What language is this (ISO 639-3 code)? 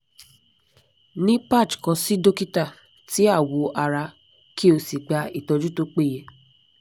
yor